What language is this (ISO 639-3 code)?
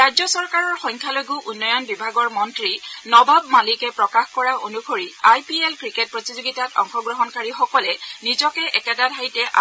asm